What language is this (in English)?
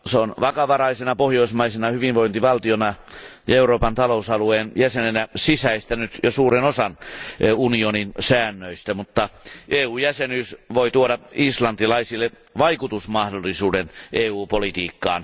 Finnish